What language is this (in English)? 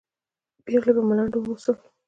Pashto